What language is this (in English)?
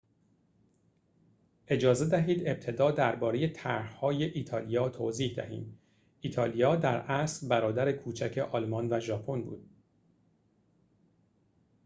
Persian